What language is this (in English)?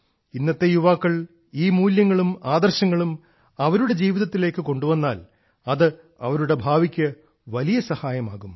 Malayalam